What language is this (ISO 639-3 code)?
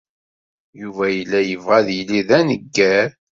kab